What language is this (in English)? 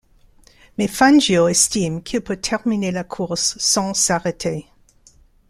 French